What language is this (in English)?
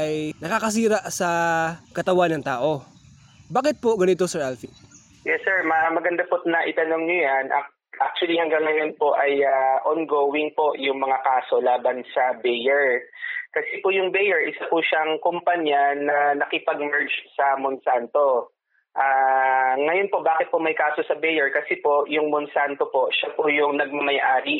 Filipino